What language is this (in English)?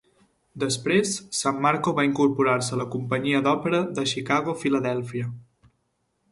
Catalan